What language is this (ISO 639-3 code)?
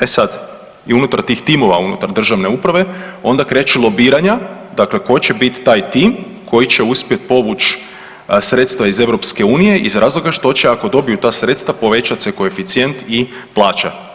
hrv